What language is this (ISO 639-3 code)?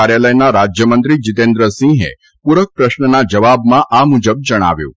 guj